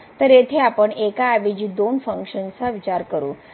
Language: Marathi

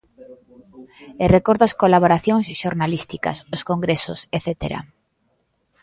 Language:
Galician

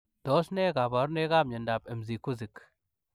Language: Kalenjin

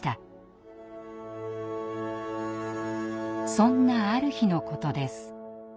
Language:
Japanese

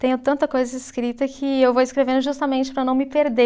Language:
Portuguese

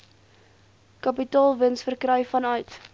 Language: Afrikaans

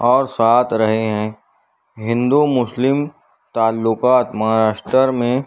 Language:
Urdu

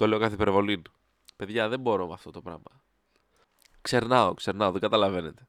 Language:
Greek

